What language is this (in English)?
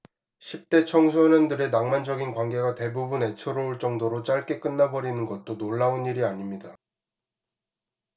Korean